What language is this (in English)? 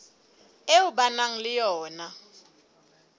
Southern Sotho